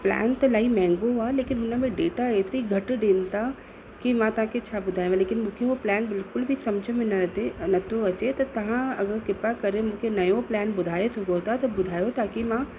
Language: Sindhi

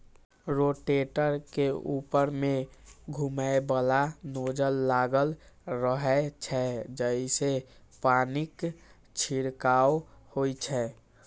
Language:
Maithili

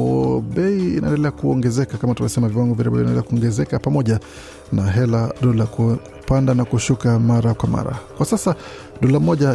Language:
Swahili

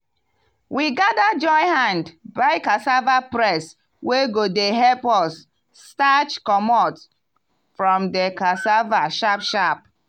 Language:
Nigerian Pidgin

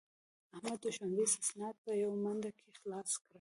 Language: Pashto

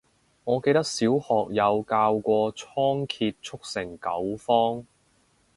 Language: Cantonese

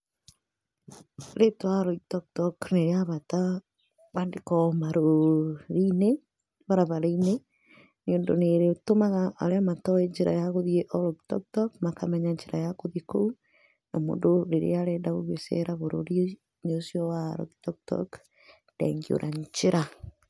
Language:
Kikuyu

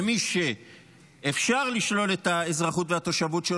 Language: Hebrew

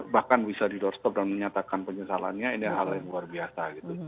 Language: Indonesian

